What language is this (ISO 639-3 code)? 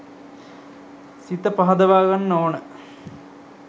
sin